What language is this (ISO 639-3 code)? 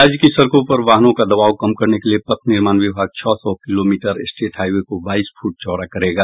hin